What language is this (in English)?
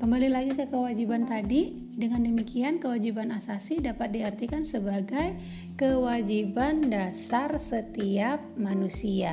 Indonesian